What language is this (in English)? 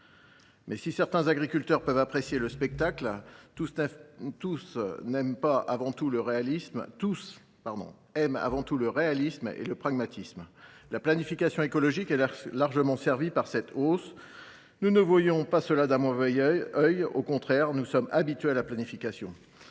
French